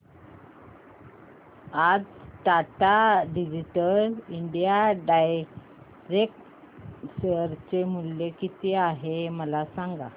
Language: Marathi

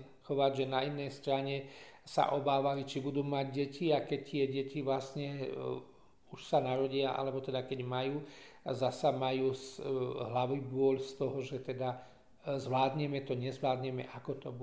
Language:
Slovak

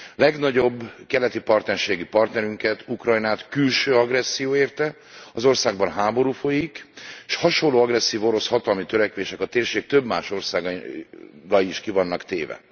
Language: Hungarian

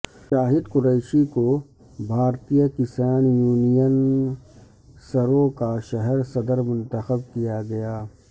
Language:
Urdu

